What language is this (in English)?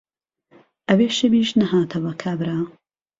Central Kurdish